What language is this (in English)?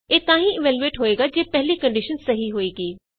Punjabi